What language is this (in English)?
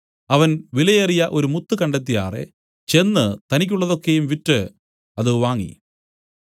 Malayalam